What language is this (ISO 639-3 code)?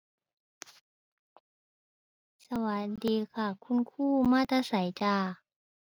tha